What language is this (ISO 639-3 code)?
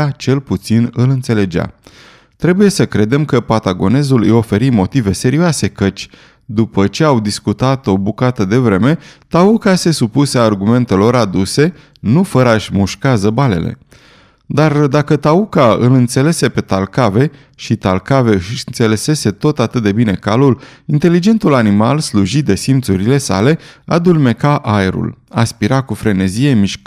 ron